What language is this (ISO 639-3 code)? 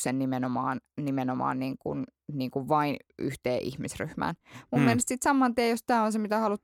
fin